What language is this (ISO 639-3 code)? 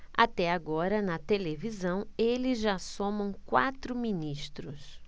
por